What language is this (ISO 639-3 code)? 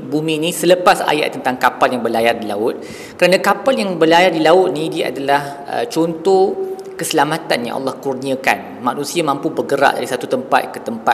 msa